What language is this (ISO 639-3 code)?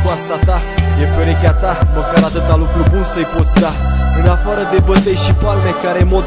ron